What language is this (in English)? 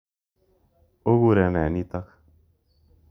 Kalenjin